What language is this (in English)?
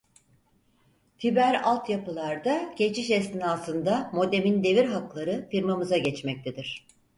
Turkish